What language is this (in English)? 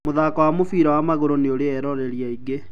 Kikuyu